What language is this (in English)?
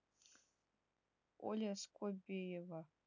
Russian